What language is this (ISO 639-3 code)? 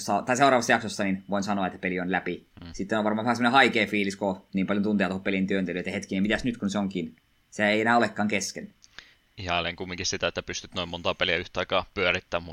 fin